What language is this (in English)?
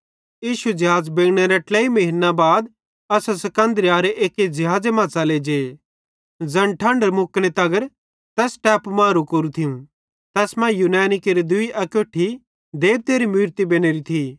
Bhadrawahi